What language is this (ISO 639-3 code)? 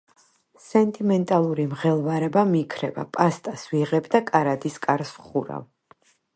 kat